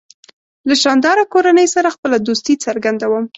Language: Pashto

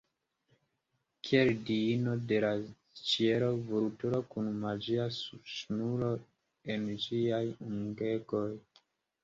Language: Esperanto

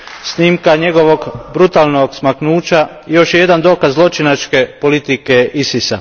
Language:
Croatian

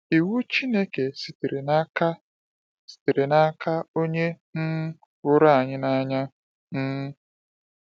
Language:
Igbo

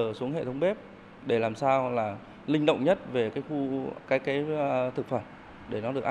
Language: Vietnamese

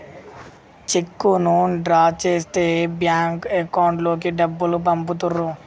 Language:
Telugu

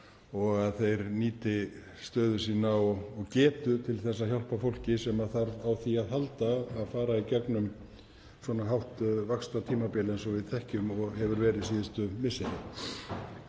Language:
Icelandic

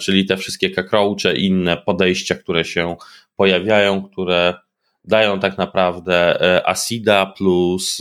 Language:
Polish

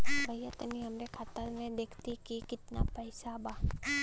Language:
Bhojpuri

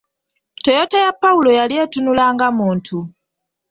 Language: Ganda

